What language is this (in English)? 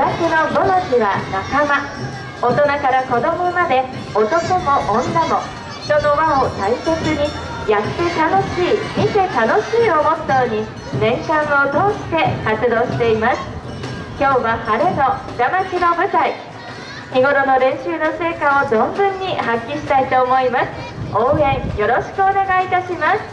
Japanese